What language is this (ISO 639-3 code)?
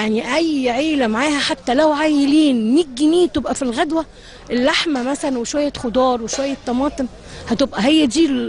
ara